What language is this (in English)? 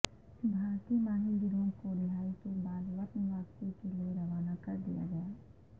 Urdu